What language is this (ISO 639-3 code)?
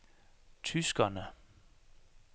dan